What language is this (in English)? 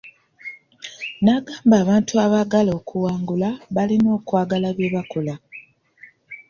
Ganda